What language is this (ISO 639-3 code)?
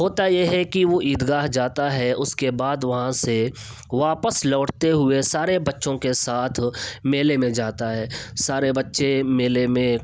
urd